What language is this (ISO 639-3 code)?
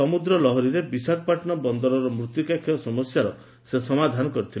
ori